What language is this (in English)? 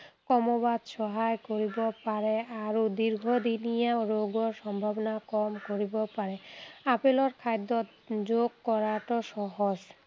Assamese